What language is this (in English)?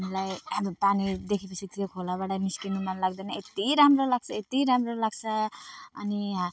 Nepali